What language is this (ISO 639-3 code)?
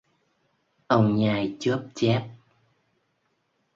vie